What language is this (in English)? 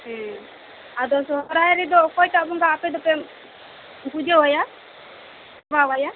Santali